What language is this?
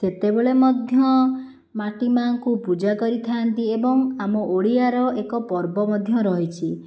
Odia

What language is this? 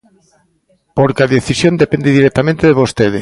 Galician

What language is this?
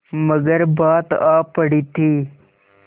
Hindi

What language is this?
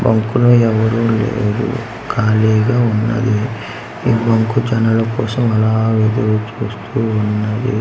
Telugu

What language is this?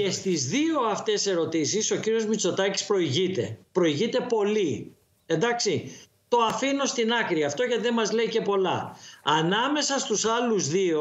Greek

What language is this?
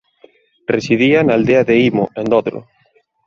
Galician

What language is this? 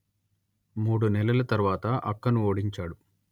Telugu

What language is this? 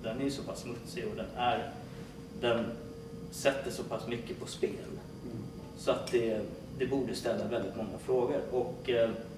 Swedish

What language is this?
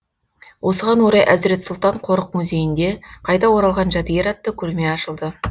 Kazakh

